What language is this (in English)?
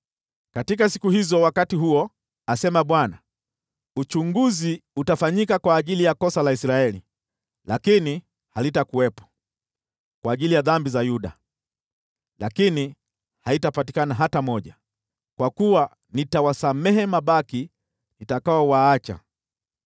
Swahili